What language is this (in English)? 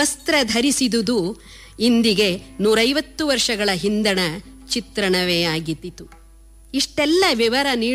Kannada